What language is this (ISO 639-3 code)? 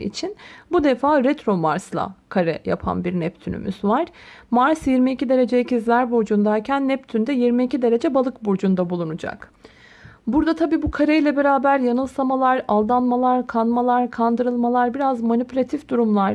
tur